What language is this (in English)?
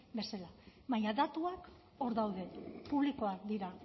Basque